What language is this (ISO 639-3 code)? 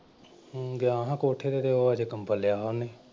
pan